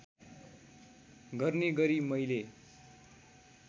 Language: Nepali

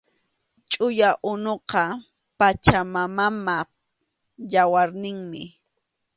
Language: Arequipa-La Unión Quechua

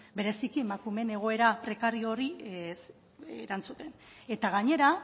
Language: Basque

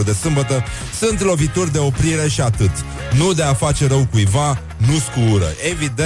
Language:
Romanian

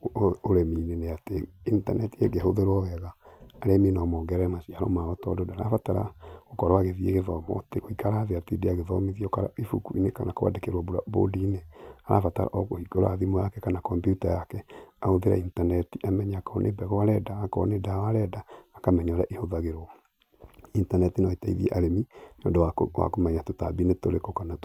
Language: Kikuyu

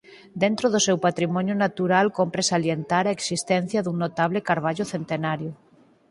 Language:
Galician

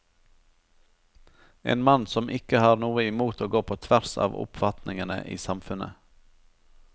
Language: Norwegian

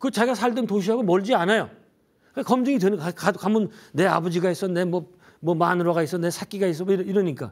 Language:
Korean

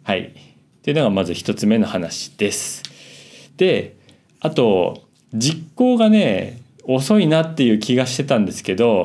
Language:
Japanese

